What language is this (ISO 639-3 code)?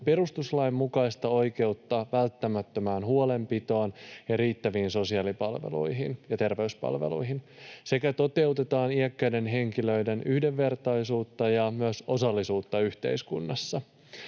fin